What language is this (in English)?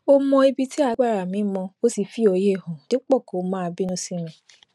Yoruba